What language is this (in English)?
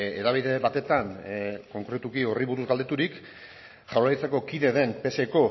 Basque